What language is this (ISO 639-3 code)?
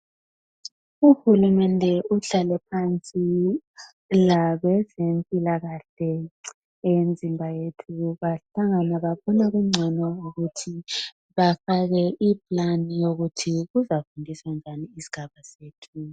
nde